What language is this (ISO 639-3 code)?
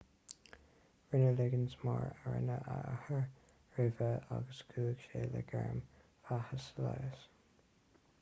gle